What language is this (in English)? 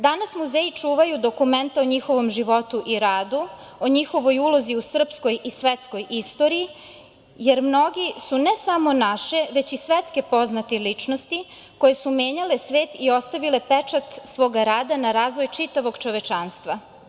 Serbian